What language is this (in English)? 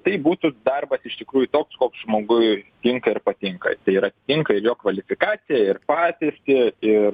Lithuanian